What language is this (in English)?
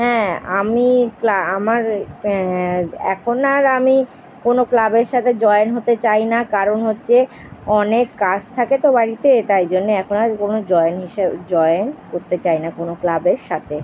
Bangla